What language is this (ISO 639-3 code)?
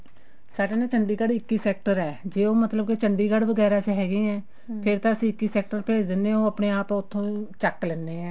pan